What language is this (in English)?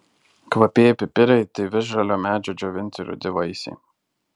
Lithuanian